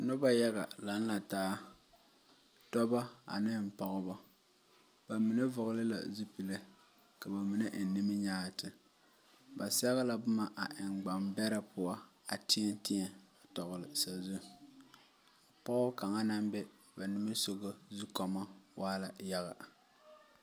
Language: Southern Dagaare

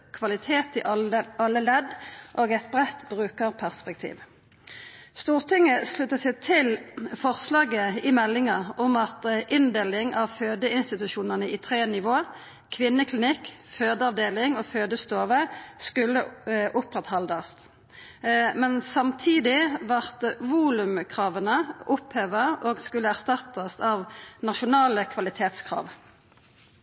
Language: Norwegian Nynorsk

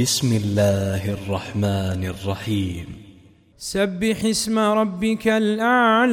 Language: Arabic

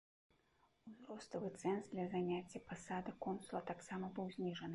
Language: Belarusian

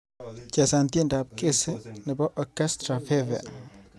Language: Kalenjin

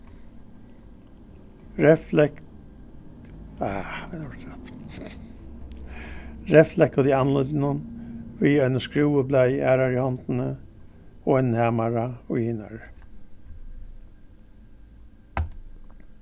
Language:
Faroese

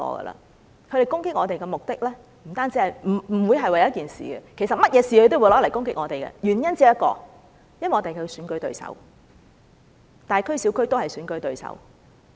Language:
Cantonese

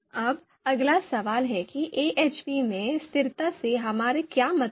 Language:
Hindi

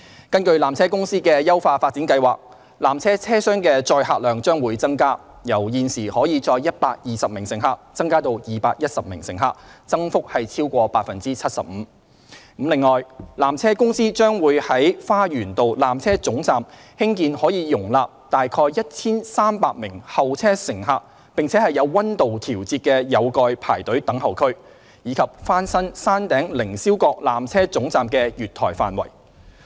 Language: Cantonese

